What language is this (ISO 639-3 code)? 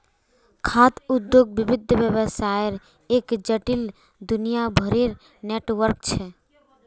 mag